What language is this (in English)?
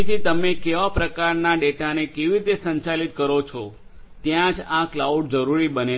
Gujarati